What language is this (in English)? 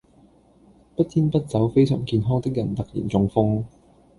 Cantonese